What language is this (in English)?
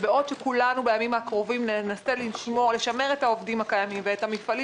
Hebrew